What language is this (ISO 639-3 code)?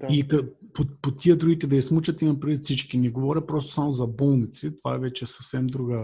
bul